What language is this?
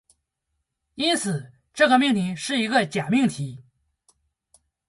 Chinese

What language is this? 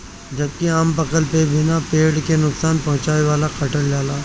Bhojpuri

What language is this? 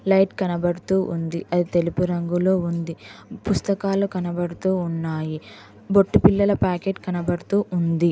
Telugu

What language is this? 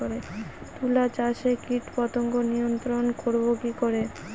Bangla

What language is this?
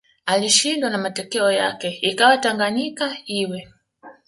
Swahili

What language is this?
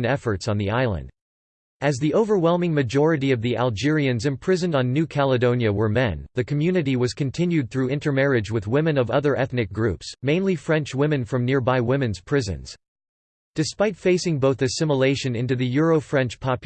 English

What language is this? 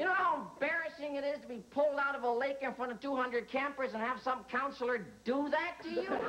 English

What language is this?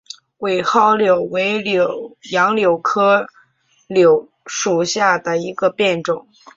Chinese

